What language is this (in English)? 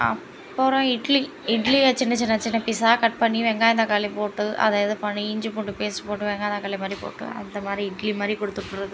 Tamil